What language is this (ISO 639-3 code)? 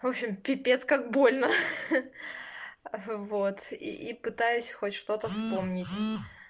rus